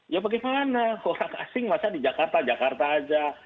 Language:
Indonesian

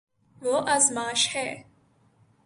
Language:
Urdu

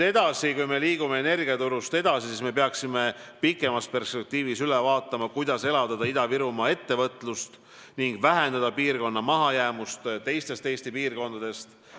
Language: Estonian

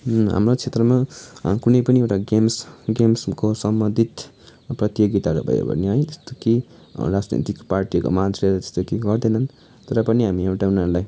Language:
Nepali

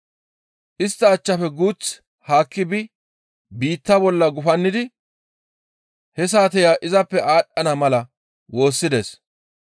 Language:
Gamo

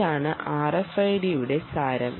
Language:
Malayalam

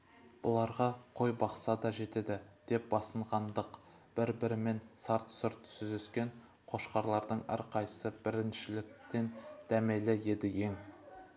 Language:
Kazakh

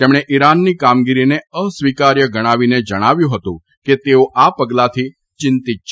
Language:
Gujarati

